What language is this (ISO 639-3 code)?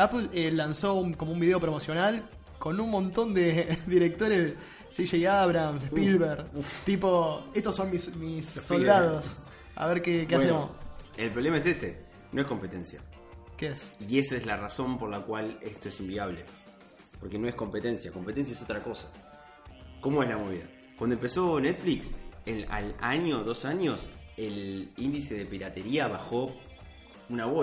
spa